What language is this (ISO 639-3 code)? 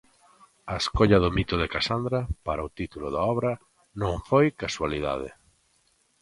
glg